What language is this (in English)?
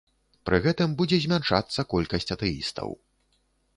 Belarusian